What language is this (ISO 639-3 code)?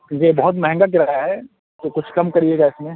urd